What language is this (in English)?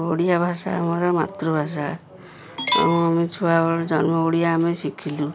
Odia